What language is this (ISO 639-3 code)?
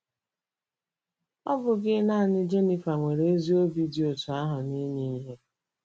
ibo